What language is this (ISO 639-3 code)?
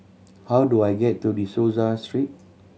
eng